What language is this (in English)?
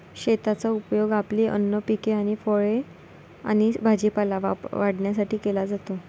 Marathi